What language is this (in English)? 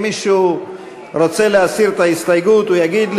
Hebrew